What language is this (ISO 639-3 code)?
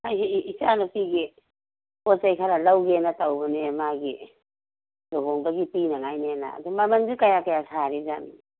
mni